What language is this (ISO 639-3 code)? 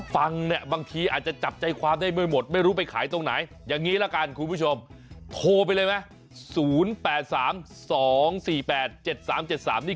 tha